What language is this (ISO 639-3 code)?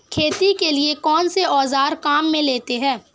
hin